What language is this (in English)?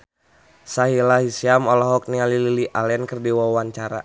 Sundanese